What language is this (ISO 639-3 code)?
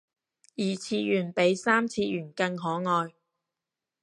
yue